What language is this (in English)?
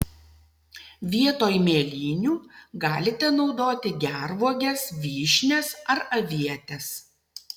Lithuanian